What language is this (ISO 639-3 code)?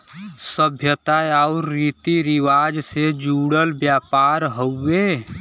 bho